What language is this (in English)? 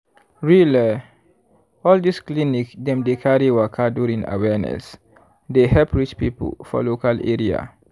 Nigerian Pidgin